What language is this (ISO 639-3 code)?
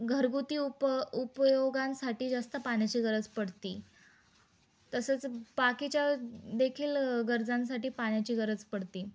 mar